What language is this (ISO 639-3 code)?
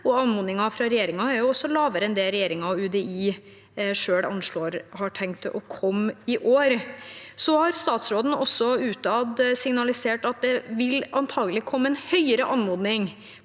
nor